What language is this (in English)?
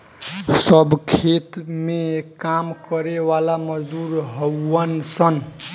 Bhojpuri